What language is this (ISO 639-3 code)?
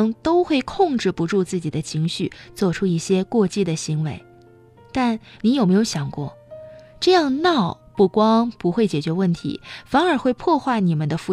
zho